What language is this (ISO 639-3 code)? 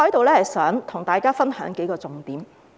yue